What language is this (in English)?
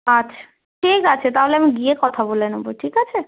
Bangla